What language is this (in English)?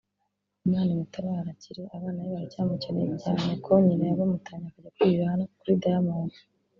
Kinyarwanda